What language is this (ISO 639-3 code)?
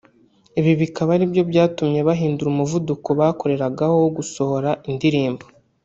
kin